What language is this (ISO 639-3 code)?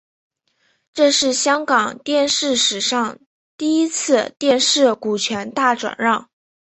zho